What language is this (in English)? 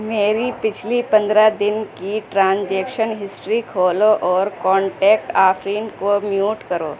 Urdu